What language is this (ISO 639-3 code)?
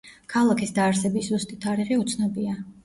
kat